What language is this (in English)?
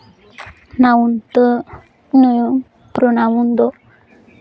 Santali